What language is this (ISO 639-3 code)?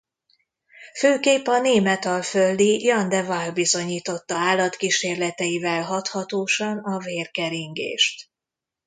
hun